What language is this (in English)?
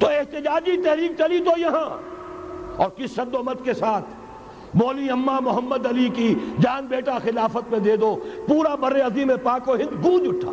Urdu